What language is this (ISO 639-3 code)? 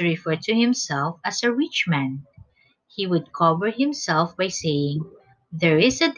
eng